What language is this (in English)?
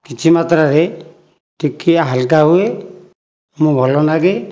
Odia